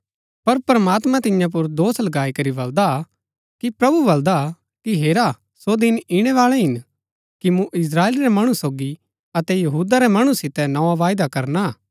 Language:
Gaddi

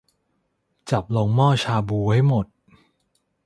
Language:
Thai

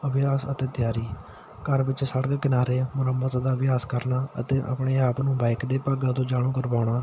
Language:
Punjabi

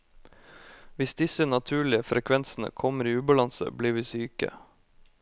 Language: Norwegian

